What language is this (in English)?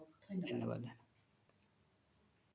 Assamese